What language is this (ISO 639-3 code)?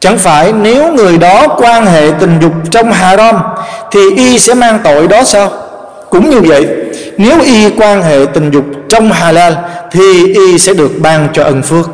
vie